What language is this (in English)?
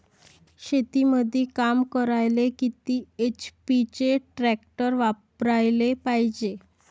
Marathi